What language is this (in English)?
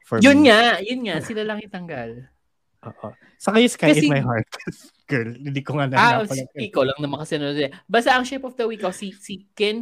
Filipino